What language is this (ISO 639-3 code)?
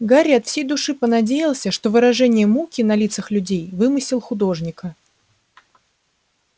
rus